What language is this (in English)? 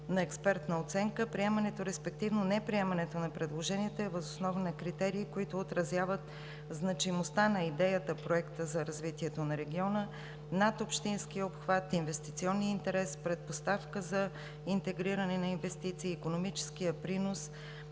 Bulgarian